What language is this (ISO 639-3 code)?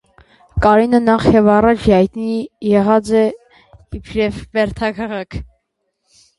hye